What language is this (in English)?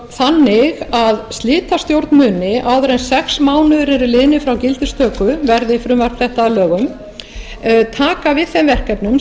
Icelandic